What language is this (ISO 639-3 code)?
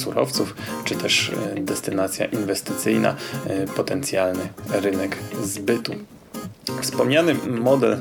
pol